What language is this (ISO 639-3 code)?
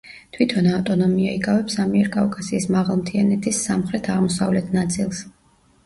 kat